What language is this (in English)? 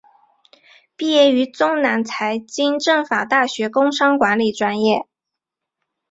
Chinese